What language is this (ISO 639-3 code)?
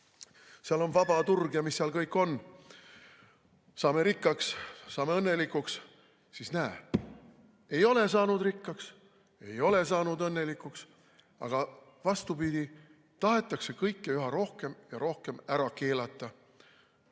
est